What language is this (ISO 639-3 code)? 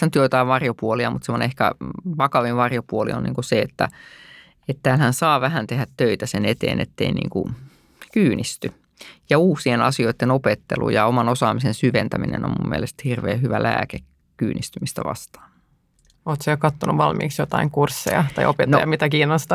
fin